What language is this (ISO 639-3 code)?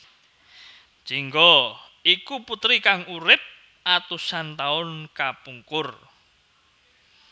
jav